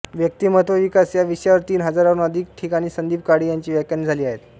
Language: Marathi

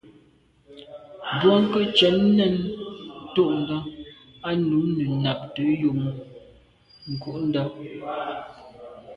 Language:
Medumba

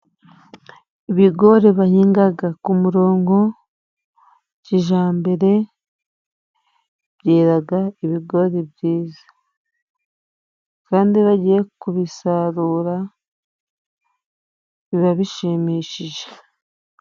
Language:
Kinyarwanda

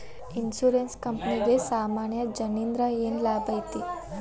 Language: Kannada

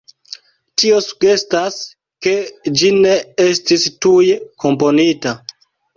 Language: Esperanto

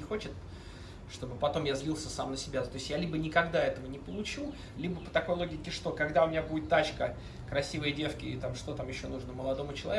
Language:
Russian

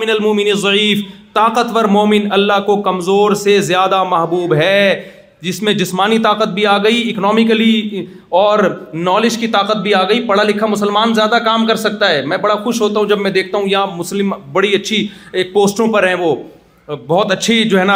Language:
Urdu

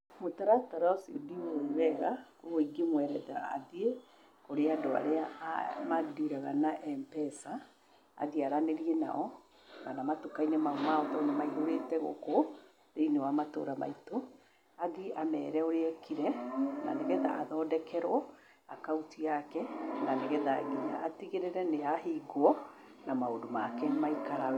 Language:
Kikuyu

